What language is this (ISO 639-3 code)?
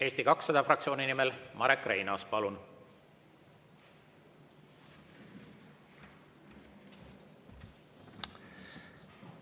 est